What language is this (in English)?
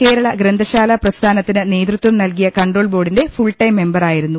Malayalam